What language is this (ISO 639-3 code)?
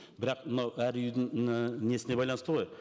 kaz